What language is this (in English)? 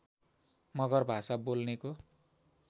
Nepali